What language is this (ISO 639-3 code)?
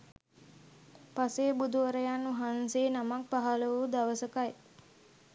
sin